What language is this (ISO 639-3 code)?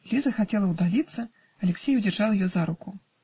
rus